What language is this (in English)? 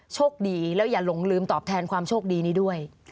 Thai